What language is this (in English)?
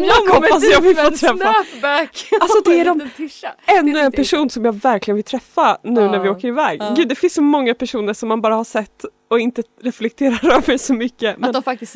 Swedish